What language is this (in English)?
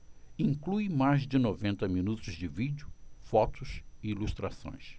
Portuguese